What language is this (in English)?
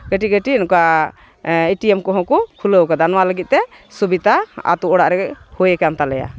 Santali